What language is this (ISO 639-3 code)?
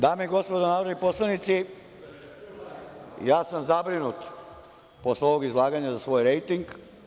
srp